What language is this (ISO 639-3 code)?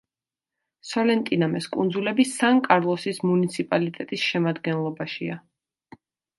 kat